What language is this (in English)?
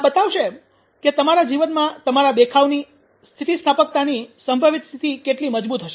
Gujarati